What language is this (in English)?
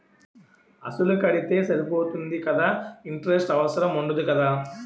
Telugu